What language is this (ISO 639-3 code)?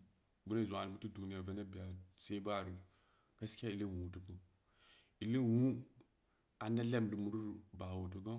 ndi